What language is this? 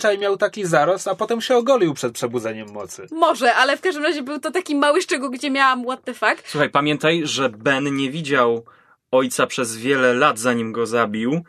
Polish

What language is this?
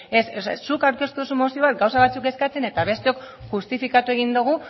Basque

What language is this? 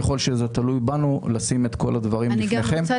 Hebrew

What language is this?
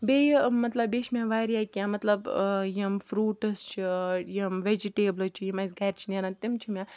Kashmiri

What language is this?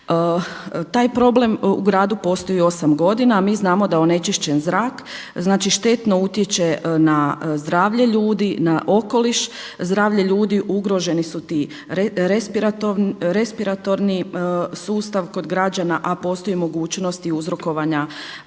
Croatian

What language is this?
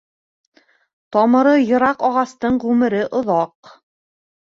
Bashkir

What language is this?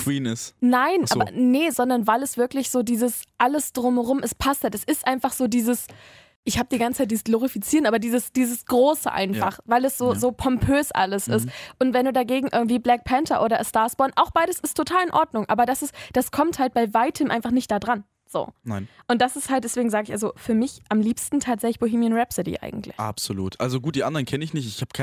German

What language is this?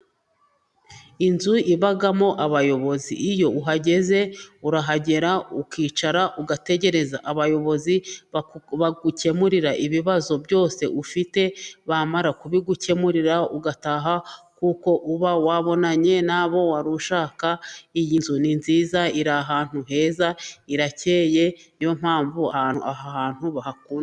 Kinyarwanda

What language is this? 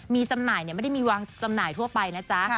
Thai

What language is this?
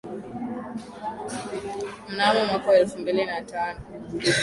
Swahili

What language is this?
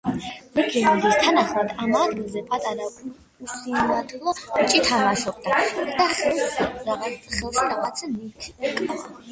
Georgian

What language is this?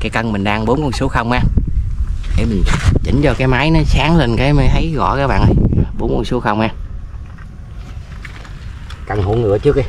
Vietnamese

